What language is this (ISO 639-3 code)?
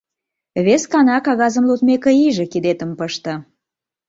chm